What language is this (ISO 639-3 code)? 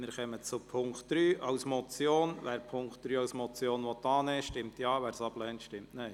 gsw